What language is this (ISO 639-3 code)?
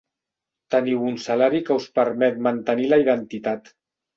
cat